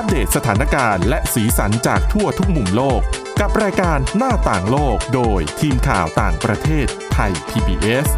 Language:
Thai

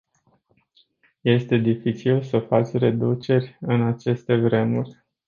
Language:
Romanian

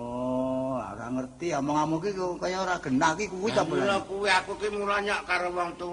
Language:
Indonesian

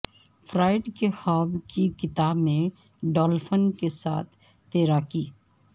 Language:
Urdu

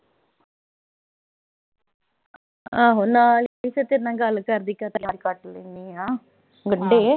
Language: Punjabi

